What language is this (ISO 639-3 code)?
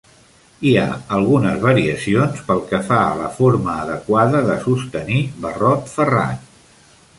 cat